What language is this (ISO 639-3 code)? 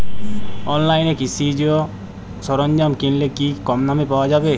ben